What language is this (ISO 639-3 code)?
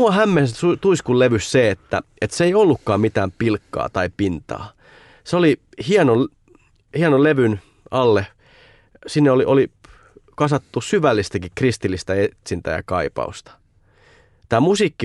fin